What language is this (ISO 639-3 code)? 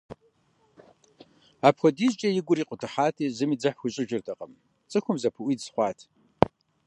kbd